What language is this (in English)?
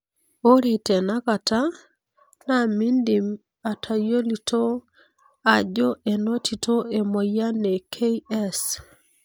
Masai